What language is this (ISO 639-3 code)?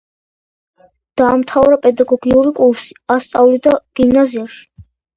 kat